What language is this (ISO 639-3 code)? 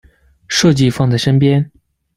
zho